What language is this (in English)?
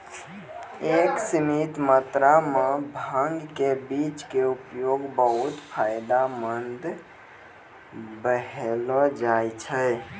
Maithili